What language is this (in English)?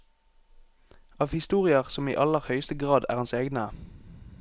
Norwegian